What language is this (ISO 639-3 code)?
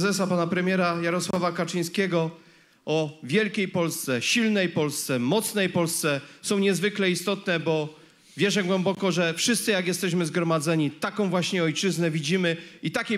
pol